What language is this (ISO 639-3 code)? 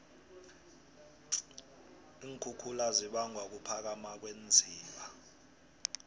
nbl